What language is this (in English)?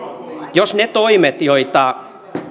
Finnish